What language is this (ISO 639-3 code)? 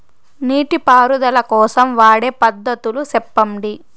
tel